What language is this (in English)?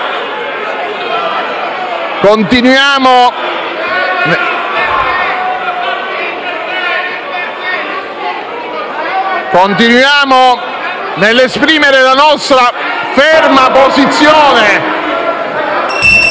Italian